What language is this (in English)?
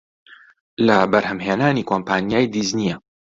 Central Kurdish